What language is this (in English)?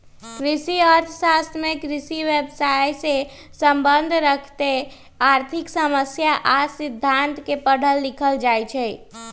Magahi